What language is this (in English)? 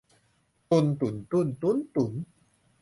Thai